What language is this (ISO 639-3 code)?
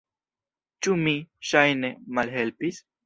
epo